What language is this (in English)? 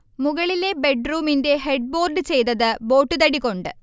Malayalam